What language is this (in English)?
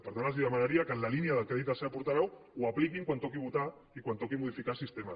Catalan